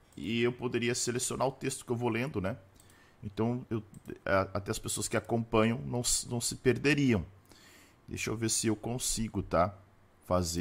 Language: Portuguese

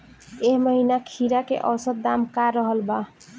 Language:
Bhojpuri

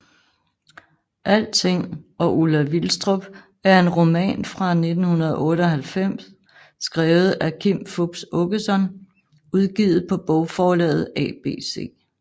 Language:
Danish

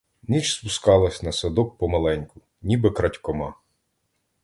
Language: Ukrainian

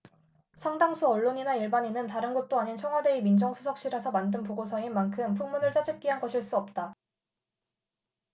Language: Korean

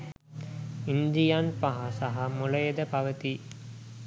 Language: Sinhala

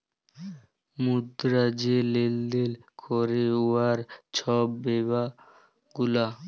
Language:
Bangla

